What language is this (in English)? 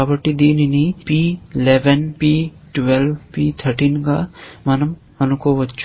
Telugu